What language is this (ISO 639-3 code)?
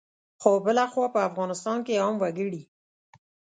pus